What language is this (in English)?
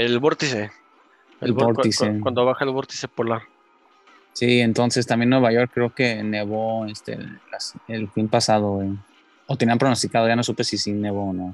Spanish